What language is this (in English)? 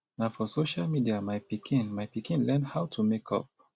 Nigerian Pidgin